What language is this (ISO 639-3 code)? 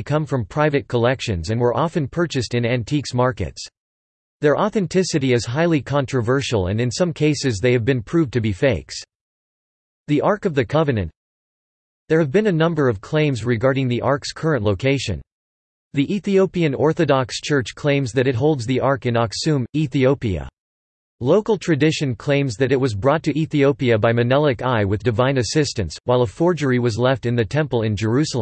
eng